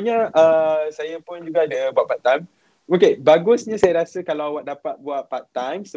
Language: Malay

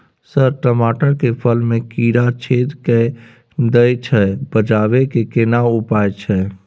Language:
Maithili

